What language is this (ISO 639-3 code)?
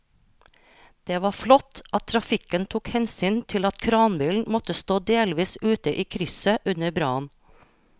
nor